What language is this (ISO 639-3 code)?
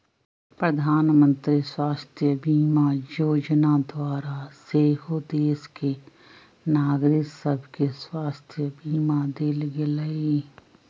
mag